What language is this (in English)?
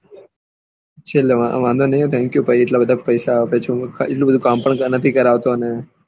Gujarati